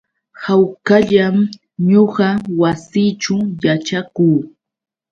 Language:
Yauyos Quechua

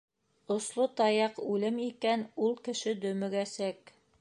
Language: Bashkir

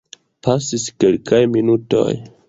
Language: Esperanto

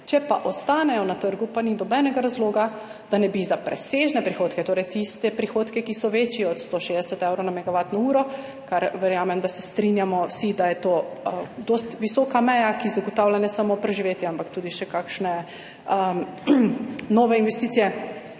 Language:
Slovenian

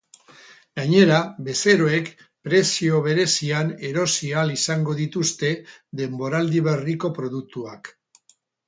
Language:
Basque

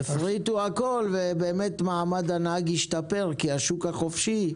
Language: Hebrew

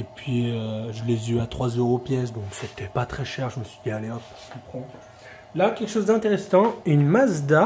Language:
French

